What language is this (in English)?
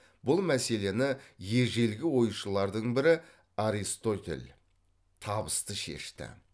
Kazakh